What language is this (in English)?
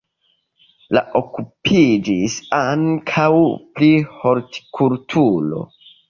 Esperanto